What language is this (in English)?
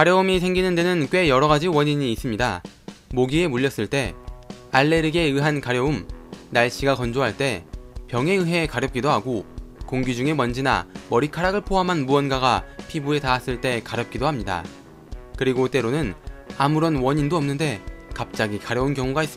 Korean